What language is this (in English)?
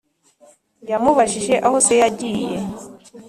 Kinyarwanda